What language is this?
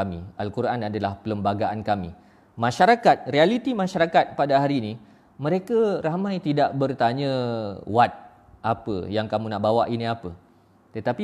Malay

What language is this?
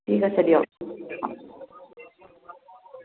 Assamese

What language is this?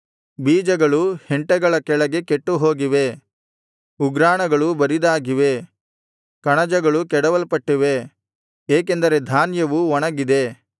Kannada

